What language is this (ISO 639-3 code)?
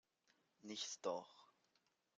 deu